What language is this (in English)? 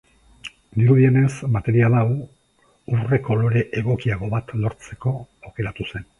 Basque